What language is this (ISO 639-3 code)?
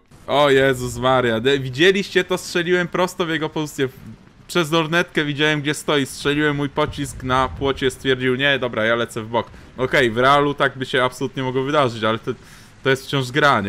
pol